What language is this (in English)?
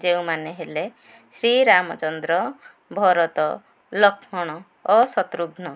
Odia